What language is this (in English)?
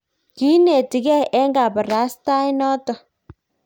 Kalenjin